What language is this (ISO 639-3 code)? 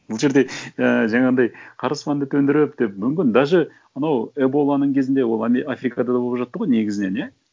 kaz